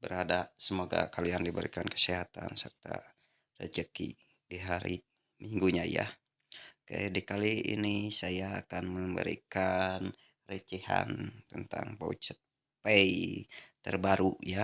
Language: Indonesian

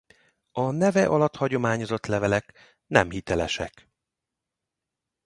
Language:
Hungarian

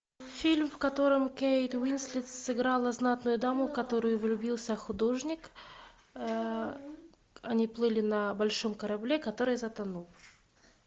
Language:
Russian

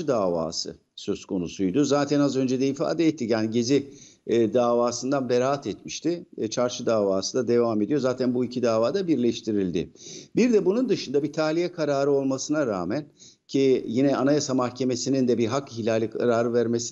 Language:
Turkish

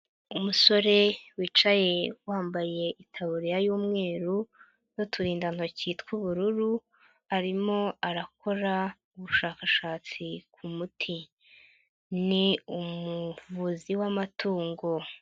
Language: Kinyarwanda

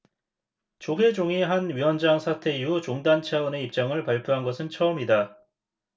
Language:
Korean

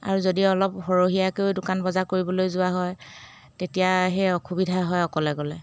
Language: Assamese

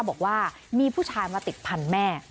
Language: Thai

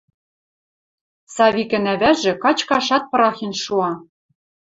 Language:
Western Mari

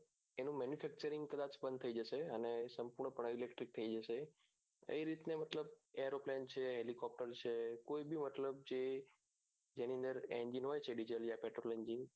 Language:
Gujarati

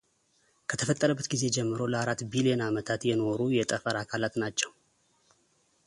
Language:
Amharic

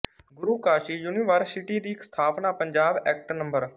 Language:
Punjabi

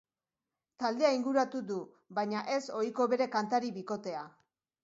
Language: Basque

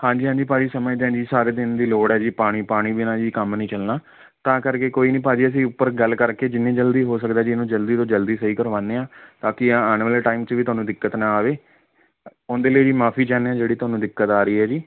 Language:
Punjabi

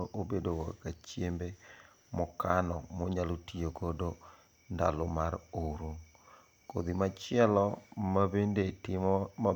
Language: Luo (Kenya and Tanzania)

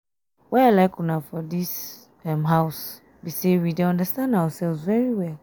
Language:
Nigerian Pidgin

